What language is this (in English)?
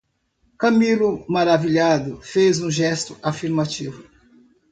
Portuguese